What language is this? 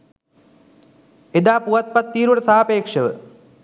Sinhala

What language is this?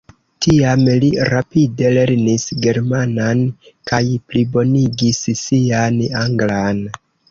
Esperanto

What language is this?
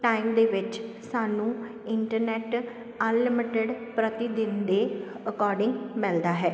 Punjabi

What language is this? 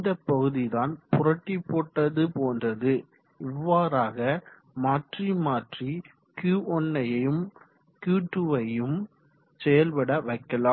Tamil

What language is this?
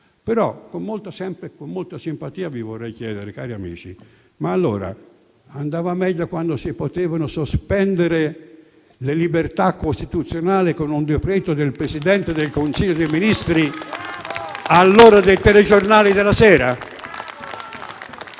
Italian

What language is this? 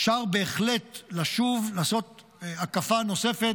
Hebrew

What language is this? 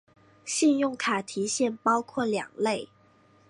Chinese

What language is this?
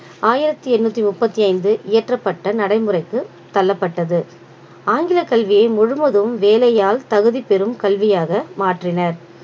Tamil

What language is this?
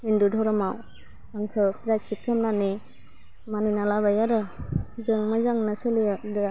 Bodo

